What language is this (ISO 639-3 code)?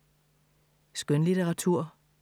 dan